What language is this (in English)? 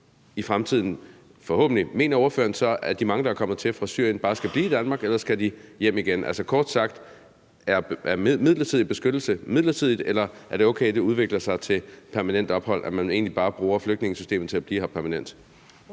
Danish